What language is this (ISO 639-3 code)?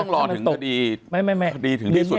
tha